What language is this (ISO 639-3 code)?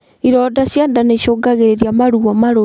kik